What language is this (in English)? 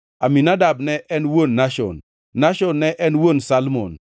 Luo (Kenya and Tanzania)